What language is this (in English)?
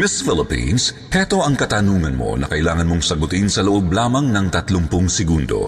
Filipino